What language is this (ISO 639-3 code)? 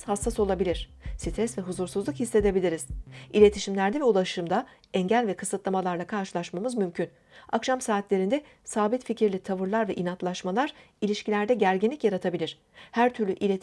tur